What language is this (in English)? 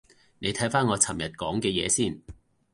Cantonese